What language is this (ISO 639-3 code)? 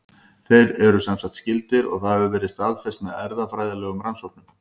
isl